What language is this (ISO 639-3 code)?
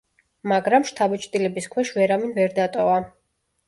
kat